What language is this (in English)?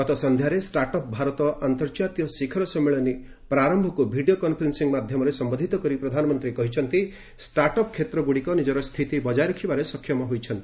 Odia